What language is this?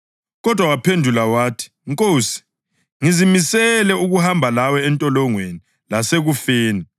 North Ndebele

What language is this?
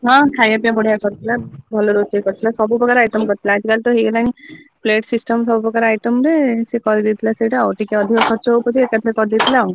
Odia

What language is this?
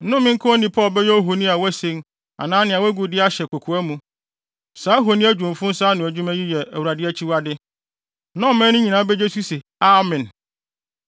Akan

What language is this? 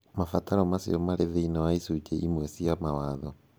Kikuyu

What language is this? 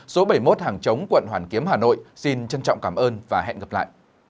Vietnamese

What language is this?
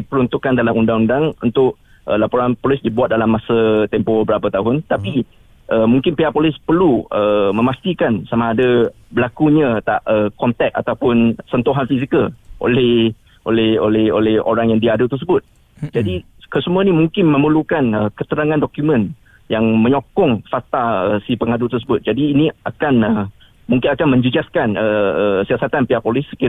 Malay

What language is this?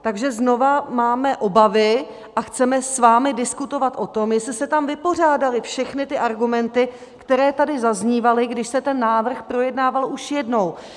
Czech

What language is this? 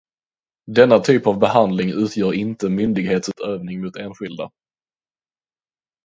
Swedish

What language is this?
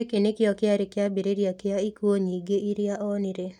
Kikuyu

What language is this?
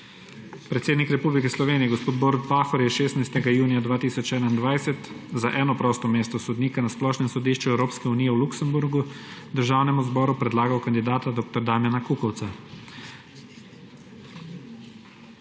Slovenian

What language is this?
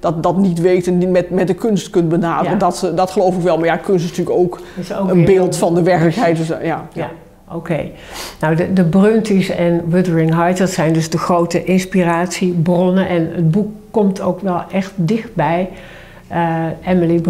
Dutch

